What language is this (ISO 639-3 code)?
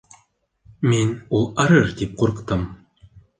bak